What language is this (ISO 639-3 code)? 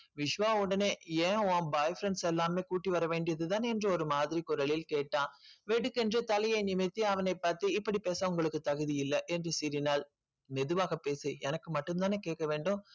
tam